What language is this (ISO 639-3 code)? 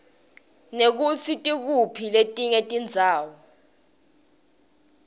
ssw